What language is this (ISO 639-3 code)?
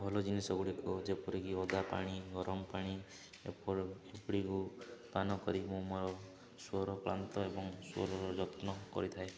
ori